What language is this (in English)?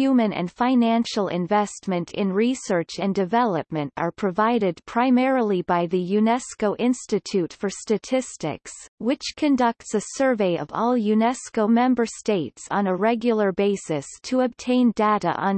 English